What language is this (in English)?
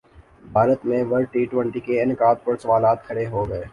Urdu